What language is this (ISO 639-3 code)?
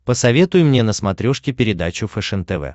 rus